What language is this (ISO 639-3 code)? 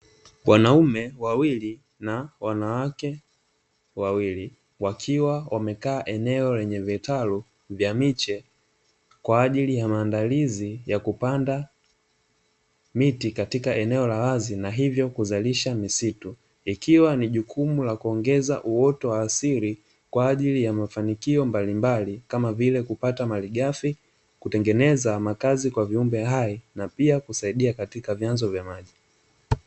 swa